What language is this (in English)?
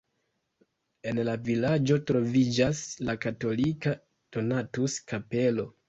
Esperanto